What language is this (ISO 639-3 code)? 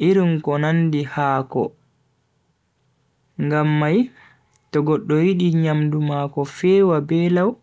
fui